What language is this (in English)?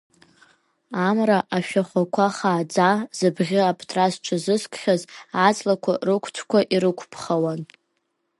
Abkhazian